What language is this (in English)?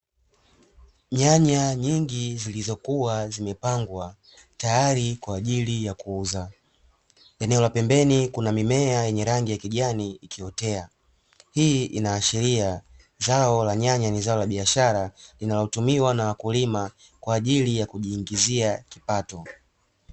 Swahili